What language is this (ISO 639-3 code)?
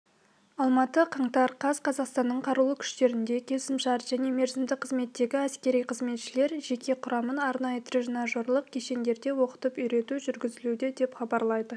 kaz